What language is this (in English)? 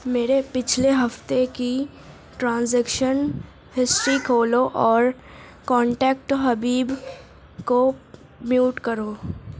Urdu